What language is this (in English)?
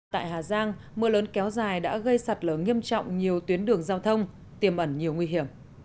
Vietnamese